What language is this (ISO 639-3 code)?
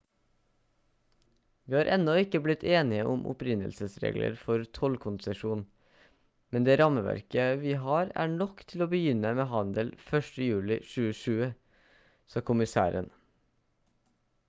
nob